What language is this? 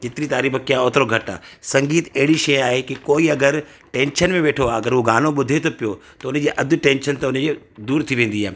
Sindhi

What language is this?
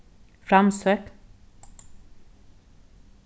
Faroese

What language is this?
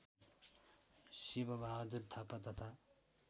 Nepali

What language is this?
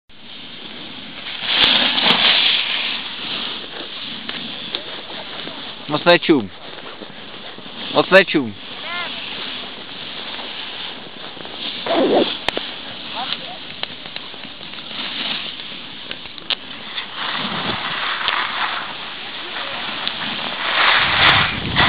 Czech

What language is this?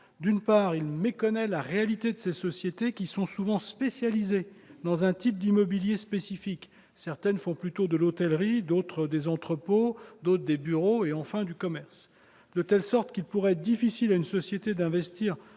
French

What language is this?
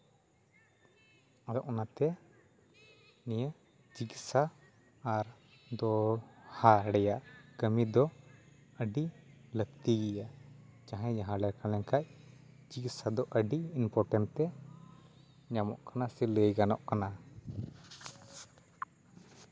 Santali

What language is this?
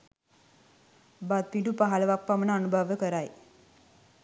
Sinhala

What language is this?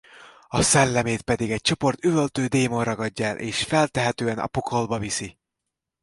Hungarian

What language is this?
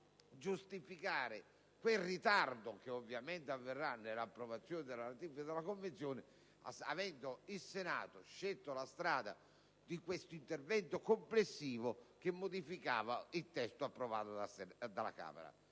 Italian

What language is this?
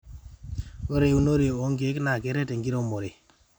Masai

